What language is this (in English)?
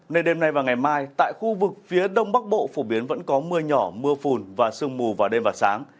Vietnamese